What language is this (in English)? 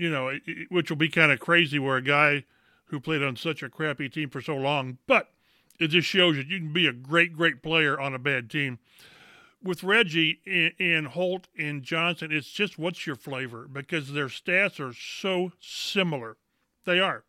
English